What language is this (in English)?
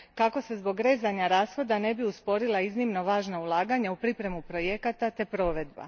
Croatian